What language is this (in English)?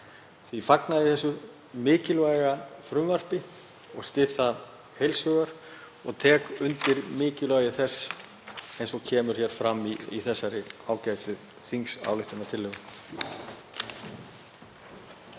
Icelandic